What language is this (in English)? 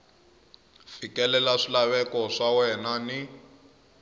Tsonga